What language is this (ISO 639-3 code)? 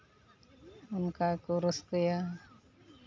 sat